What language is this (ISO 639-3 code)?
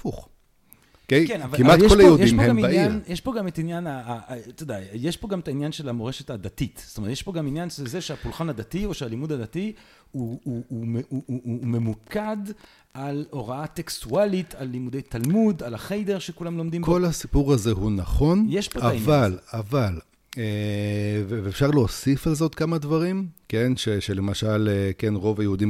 heb